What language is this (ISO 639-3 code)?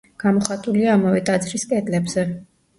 kat